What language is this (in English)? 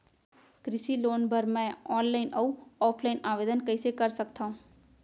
Chhattisgarhi